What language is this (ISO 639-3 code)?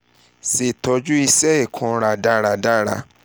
yor